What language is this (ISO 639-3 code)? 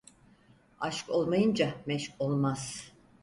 tur